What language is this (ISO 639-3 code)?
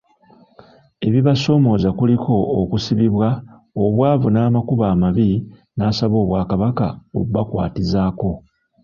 lug